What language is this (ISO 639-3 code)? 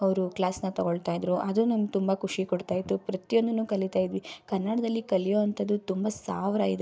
kan